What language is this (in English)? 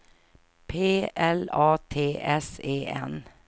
Swedish